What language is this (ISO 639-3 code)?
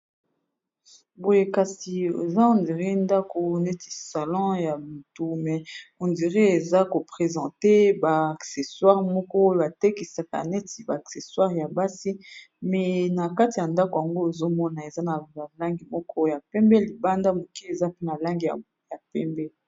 lin